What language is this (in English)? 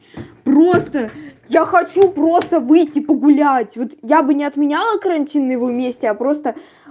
Russian